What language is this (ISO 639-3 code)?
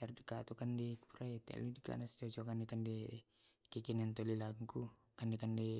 rob